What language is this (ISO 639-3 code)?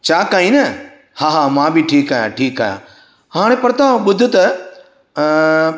snd